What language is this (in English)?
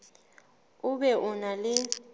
Southern Sotho